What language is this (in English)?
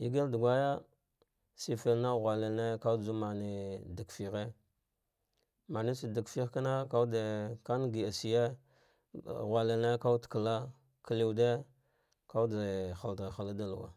Dghwede